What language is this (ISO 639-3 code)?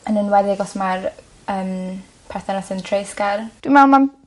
cym